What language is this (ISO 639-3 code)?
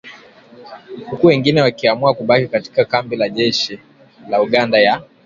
swa